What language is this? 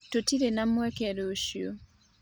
Kikuyu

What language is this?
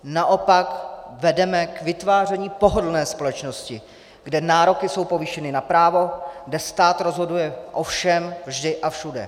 Czech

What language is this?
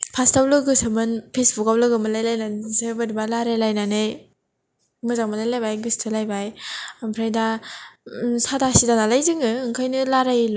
Bodo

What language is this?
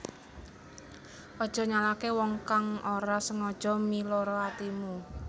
Javanese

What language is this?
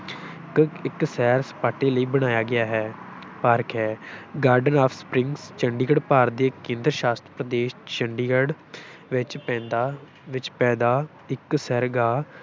Punjabi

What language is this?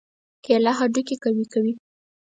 Pashto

